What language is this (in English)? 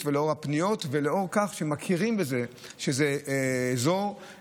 Hebrew